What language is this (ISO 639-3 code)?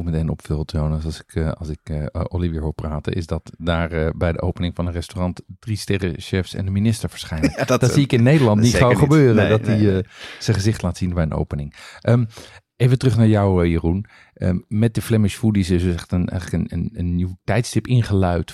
nld